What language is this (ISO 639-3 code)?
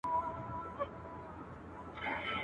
pus